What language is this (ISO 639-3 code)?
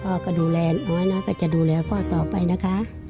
tha